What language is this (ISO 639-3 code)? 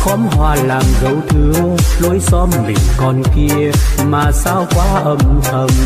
vie